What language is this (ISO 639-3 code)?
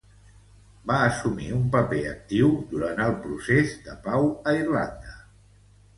cat